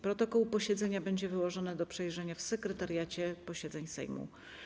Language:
Polish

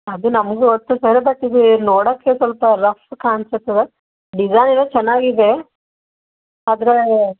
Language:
Kannada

